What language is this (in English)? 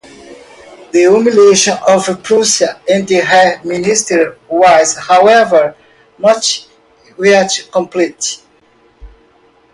English